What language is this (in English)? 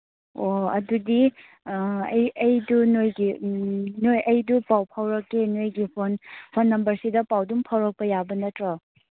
Manipuri